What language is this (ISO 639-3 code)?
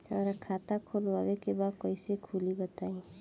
bho